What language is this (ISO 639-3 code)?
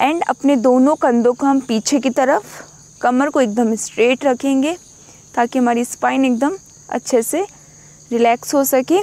hin